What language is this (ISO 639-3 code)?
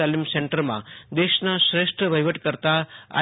guj